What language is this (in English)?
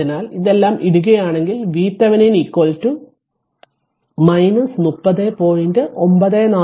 Malayalam